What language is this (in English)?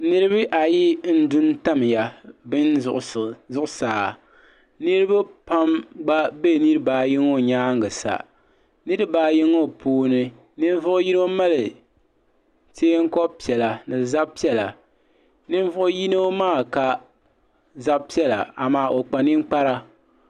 Dagbani